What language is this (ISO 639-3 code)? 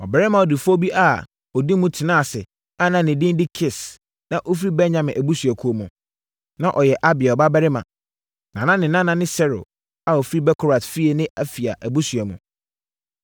aka